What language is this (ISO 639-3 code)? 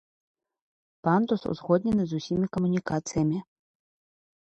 bel